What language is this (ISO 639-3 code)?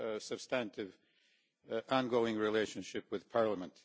eng